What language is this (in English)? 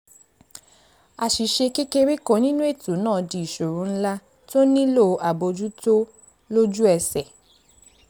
Yoruba